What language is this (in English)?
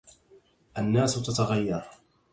Arabic